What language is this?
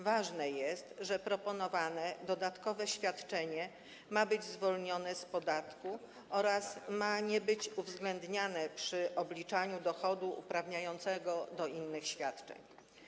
Polish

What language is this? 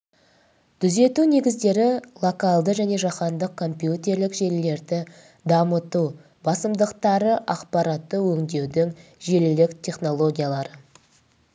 Kazakh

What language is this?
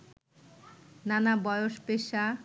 Bangla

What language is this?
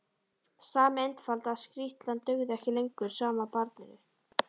Icelandic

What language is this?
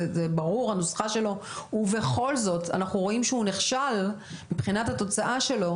Hebrew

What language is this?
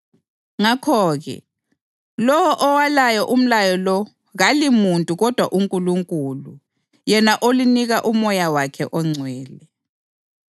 North Ndebele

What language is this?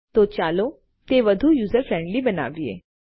Gujarati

